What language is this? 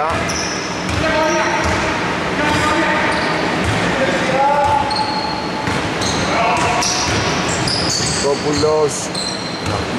Greek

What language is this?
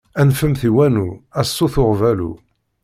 Kabyle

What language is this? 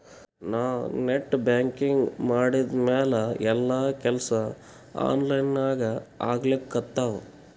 Kannada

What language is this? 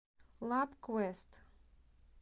Russian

